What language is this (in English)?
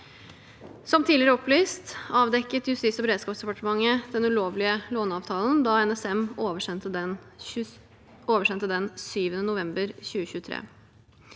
Norwegian